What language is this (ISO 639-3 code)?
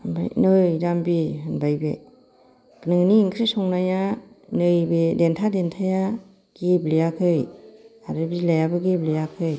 brx